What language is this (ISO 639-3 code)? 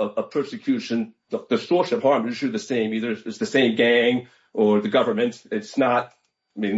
eng